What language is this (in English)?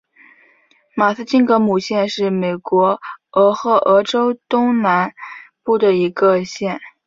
Chinese